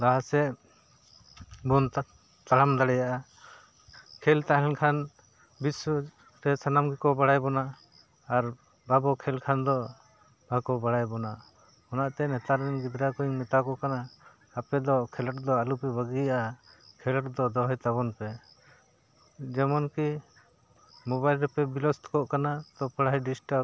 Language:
Santali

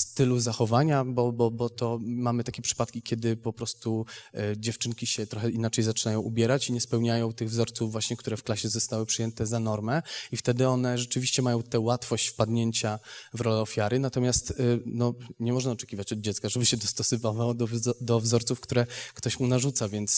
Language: Polish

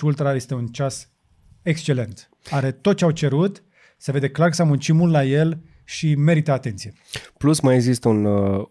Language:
Romanian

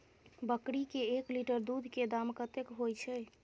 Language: Maithili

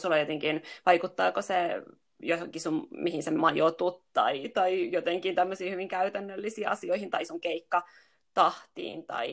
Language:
Finnish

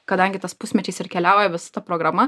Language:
Lithuanian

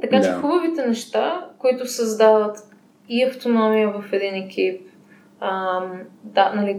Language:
Bulgarian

